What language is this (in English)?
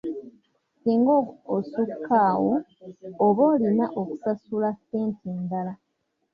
Ganda